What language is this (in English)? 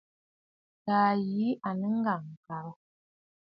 Bafut